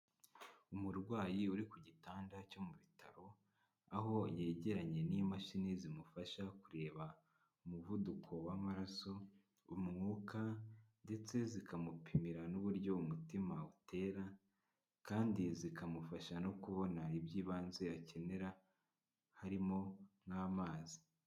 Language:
Kinyarwanda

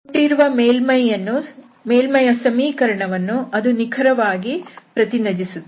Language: Kannada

